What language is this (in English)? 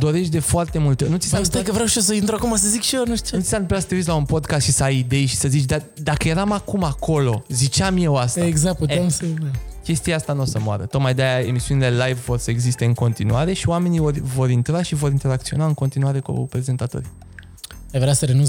Romanian